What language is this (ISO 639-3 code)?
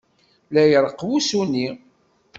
kab